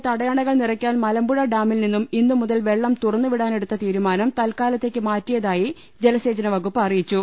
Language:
Malayalam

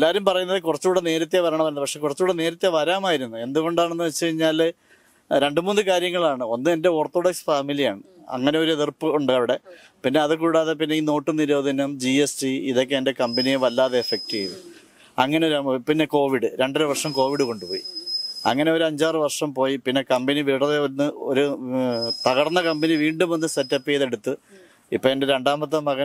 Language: Malayalam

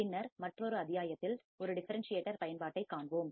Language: Tamil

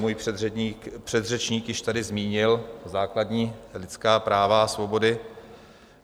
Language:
Czech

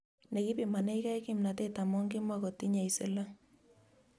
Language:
Kalenjin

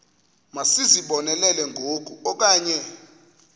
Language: Xhosa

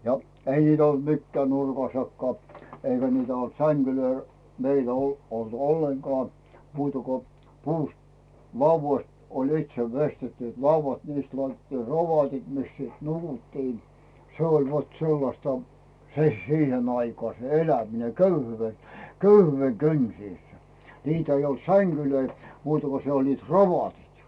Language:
Finnish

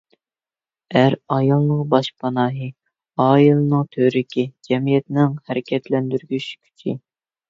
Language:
Uyghur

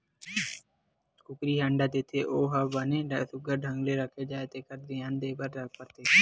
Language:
Chhattisgarhi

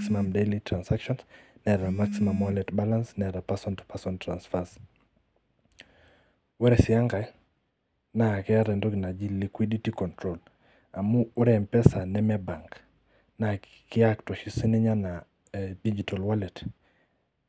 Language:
Masai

